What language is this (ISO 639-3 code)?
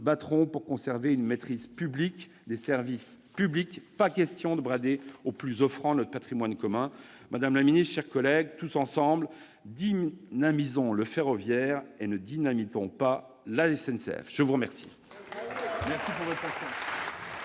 fra